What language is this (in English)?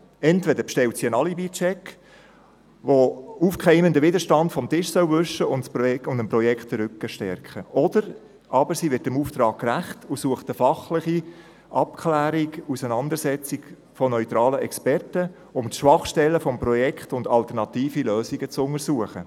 Swiss German